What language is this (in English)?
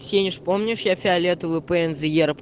Russian